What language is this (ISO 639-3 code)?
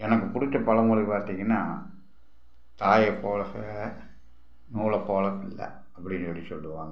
tam